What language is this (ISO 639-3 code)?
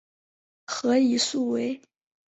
zho